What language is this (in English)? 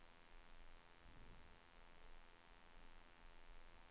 Swedish